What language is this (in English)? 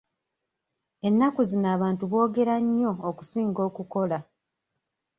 Ganda